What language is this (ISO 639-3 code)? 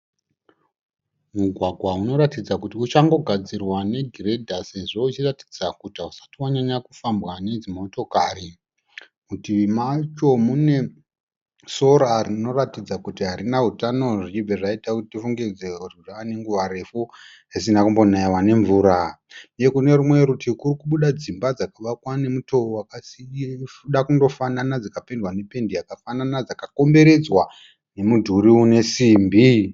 sna